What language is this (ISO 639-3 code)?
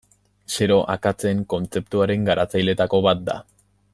eus